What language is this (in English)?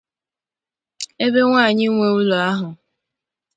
Igbo